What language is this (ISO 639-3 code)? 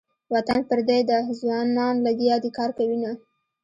pus